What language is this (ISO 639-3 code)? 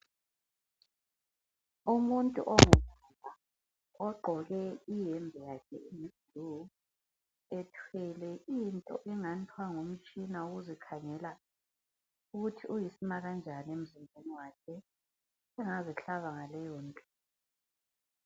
nde